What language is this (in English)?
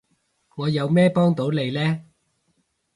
Cantonese